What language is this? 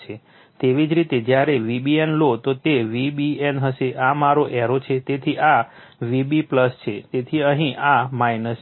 Gujarati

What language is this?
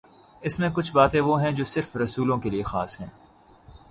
Urdu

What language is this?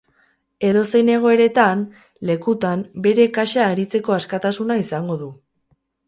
Basque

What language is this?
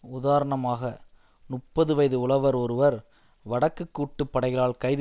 Tamil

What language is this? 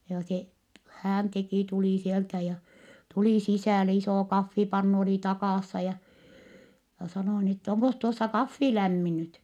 Finnish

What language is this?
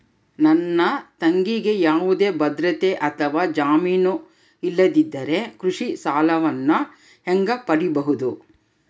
Kannada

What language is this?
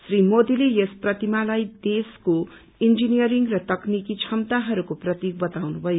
Nepali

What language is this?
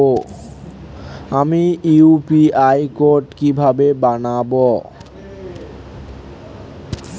Bangla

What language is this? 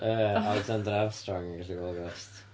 Welsh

